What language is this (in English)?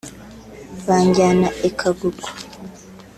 Kinyarwanda